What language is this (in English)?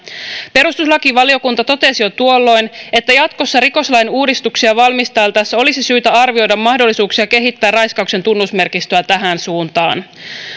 Finnish